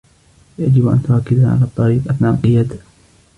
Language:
Arabic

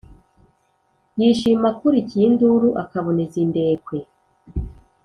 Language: Kinyarwanda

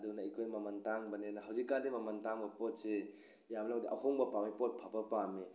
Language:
Manipuri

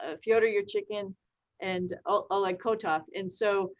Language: English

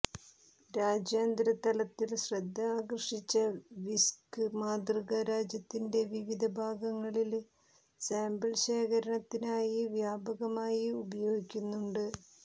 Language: Malayalam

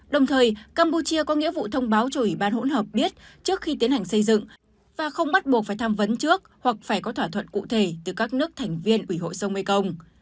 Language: Vietnamese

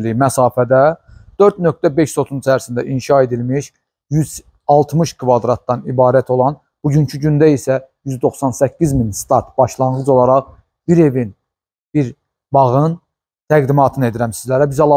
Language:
Turkish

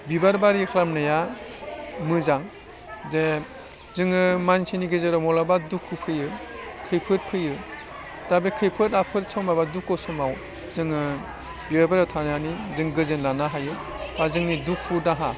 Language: Bodo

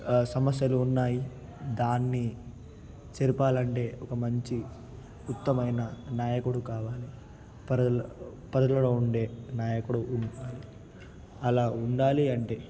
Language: Telugu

